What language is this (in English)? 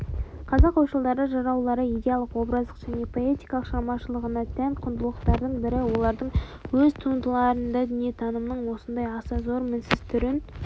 Kazakh